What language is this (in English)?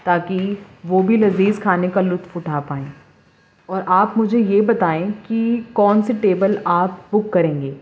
Urdu